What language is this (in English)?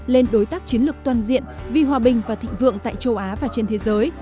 Vietnamese